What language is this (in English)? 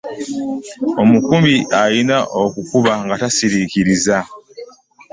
Ganda